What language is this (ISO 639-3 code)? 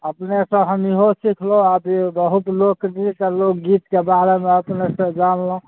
mai